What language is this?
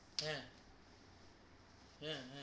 Bangla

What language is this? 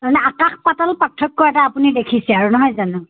Assamese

